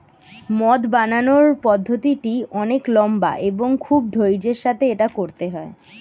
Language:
Bangla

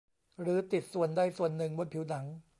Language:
Thai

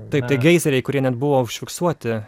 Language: Lithuanian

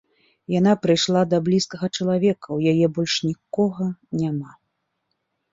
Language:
Belarusian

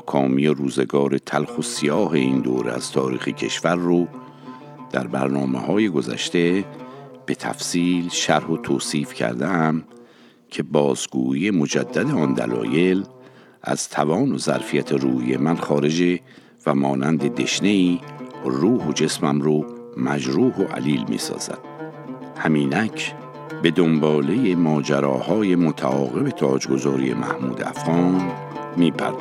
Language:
Persian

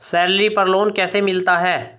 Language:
Hindi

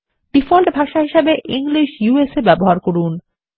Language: Bangla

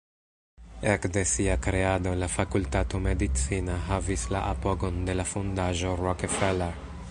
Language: Esperanto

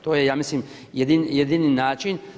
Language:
Croatian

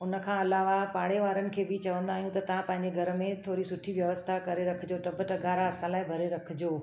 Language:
Sindhi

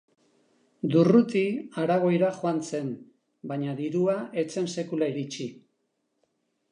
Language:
Basque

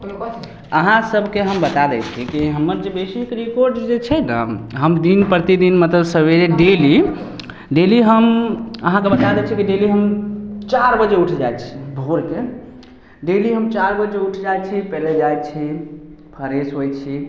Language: Maithili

